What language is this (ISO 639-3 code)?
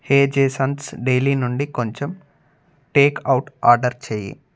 tel